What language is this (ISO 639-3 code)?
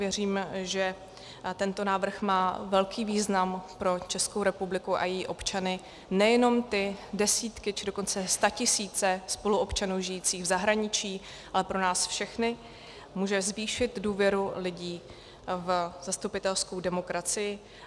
ces